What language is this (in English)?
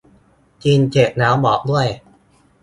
Thai